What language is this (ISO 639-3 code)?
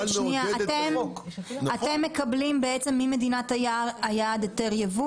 heb